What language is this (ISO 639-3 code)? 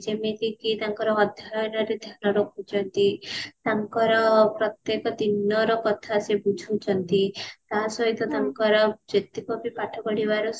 ori